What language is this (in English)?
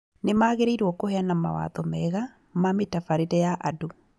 Kikuyu